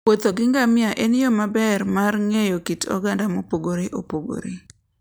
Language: Luo (Kenya and Tanzania)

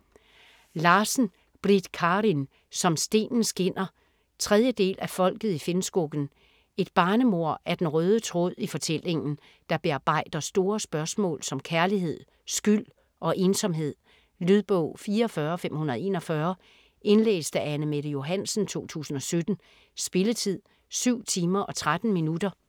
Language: Danish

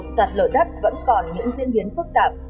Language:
Vietnamese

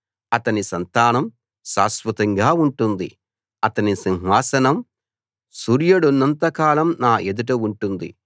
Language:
Telugu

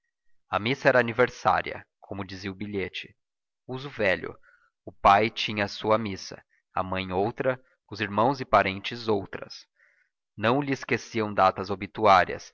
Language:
Portuguese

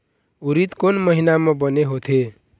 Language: Chhattisgarhi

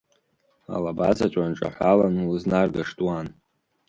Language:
Abkhazian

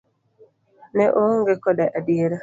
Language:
Luo (Kenya and Tanzania)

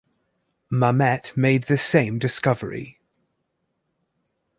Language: English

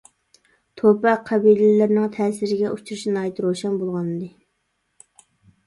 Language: Uyghur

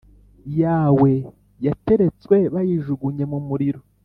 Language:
Kinyarwanda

